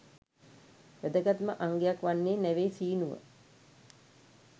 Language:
Sinhala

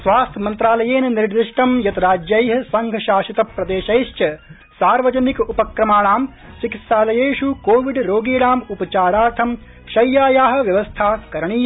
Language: Sanskrit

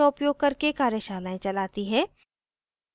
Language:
Hindi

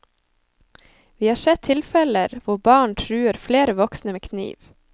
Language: Norwegian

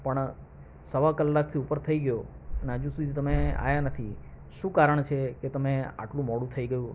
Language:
Gujarati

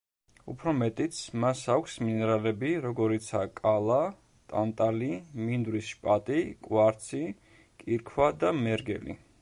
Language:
Georgian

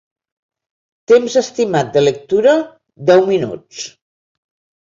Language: Catalan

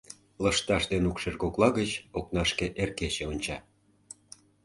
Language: Mari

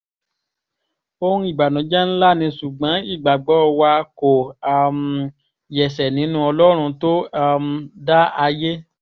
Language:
Yoruba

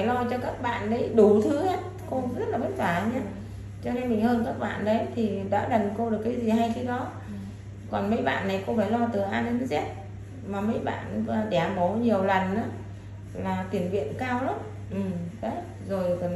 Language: Vietnamese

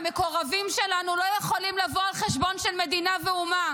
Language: Hebrew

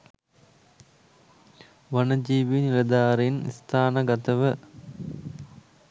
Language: Sinhala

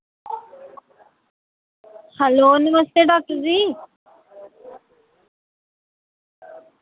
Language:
Dogri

